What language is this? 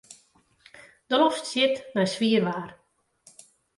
Western Frisian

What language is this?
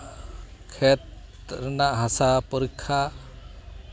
Santali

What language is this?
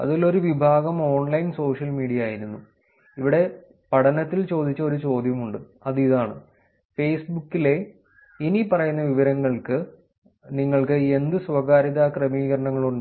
Malayalam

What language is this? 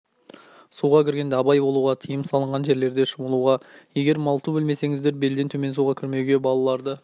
Kazakh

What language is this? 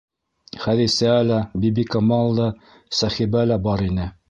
Bashkir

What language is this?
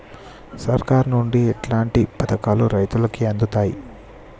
Telugu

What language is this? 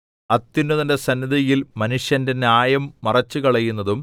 Malayalam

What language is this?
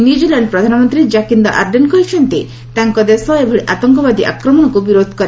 Odia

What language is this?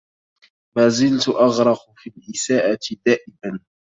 Arabic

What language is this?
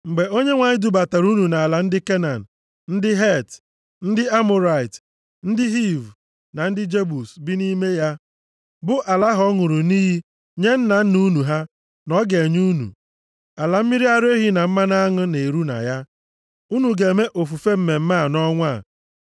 Igbo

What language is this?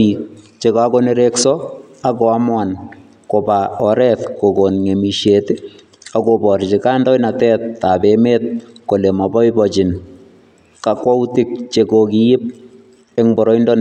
Kalenjin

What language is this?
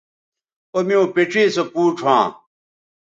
Bateri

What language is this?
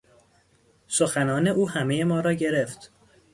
Persian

